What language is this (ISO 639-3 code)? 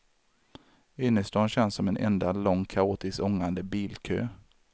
swe